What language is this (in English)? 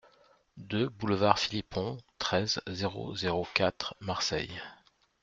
French